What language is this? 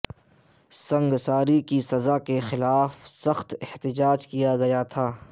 Urdu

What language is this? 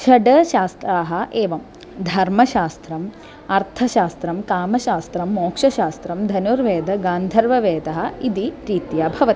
Sanskrit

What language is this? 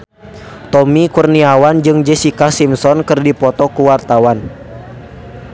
Sundanese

